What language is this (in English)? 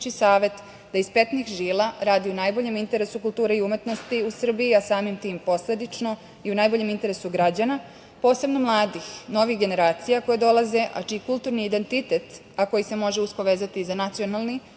Serbian